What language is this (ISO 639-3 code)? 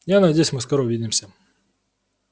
rus